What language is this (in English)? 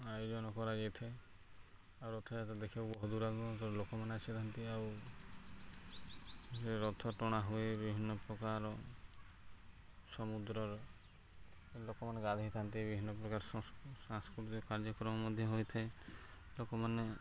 Odia